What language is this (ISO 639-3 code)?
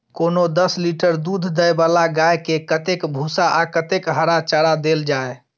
mai